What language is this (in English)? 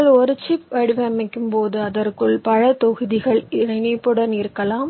Tamil